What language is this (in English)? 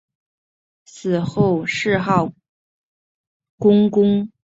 Chinese